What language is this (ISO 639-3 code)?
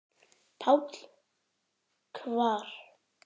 isl